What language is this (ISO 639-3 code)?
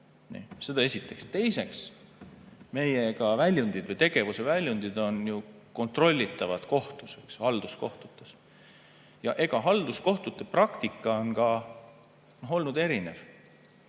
est